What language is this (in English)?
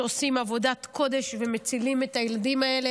Hebrew